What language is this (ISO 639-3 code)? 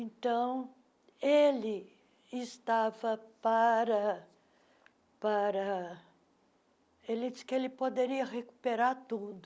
por